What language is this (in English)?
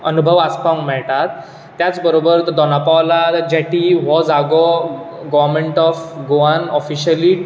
Konkani